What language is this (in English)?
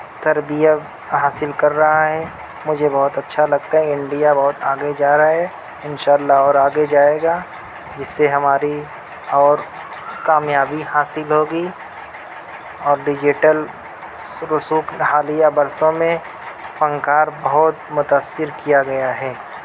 Urdu